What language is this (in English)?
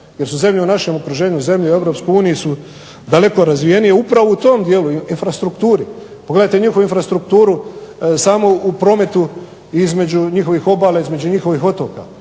Croatian